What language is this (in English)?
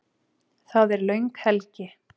Icelandic